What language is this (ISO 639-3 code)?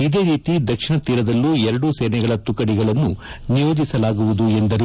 kan